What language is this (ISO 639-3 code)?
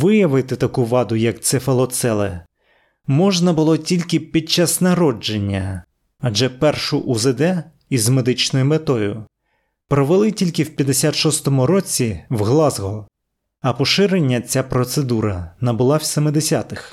ukr